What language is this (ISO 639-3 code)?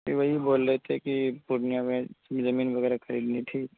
urd